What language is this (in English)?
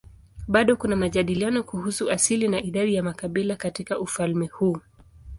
Swahili